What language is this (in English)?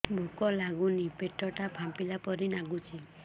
Odia